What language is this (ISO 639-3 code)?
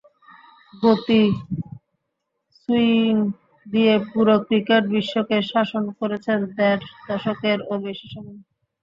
ben